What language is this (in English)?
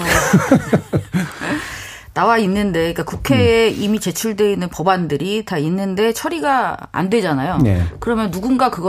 Korean